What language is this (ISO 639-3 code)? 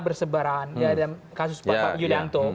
ind